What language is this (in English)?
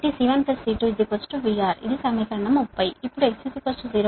Telugu